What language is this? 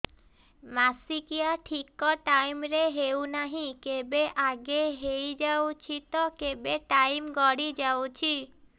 Odia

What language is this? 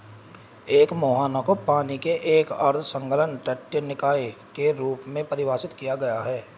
Hindi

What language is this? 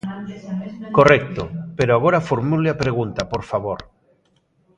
Galician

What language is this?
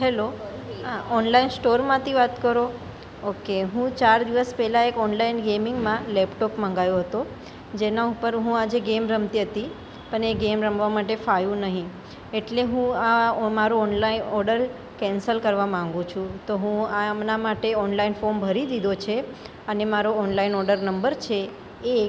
Gujarati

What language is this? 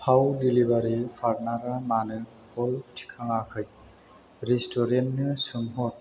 Bodo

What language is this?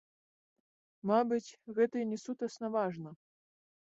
Belarusian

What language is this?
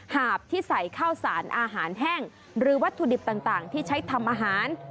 Thai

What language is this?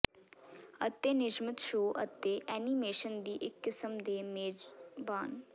Punjabi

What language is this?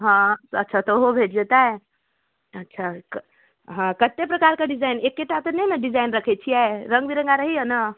Maithili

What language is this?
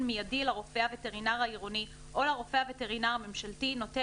Hebrew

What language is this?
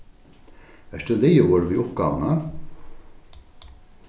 Faroese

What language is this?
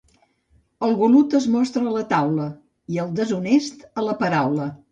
Catalan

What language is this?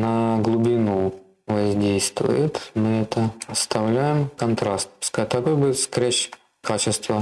Russian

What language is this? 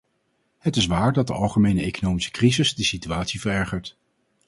Dutch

